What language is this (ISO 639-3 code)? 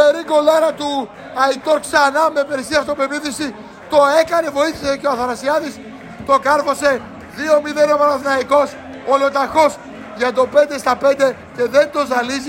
ell